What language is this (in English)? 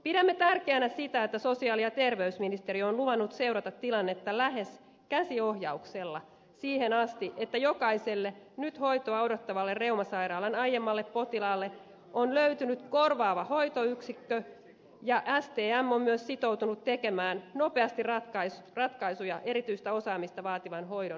Finnish